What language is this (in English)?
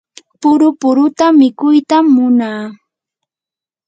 Yanahuanca Pasco Quechua